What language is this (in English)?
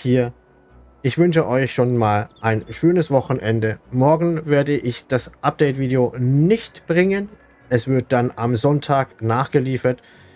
German